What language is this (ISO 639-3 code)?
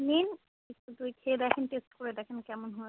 ben